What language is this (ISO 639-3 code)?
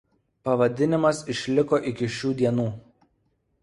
lit